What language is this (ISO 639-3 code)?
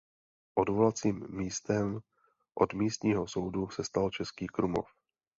ces